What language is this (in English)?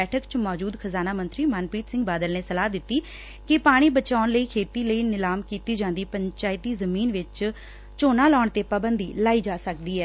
Punjabi